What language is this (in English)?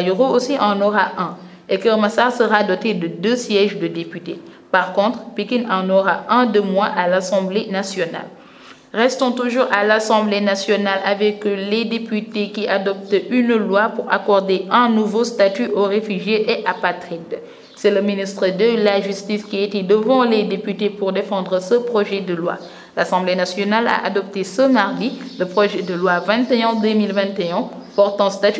French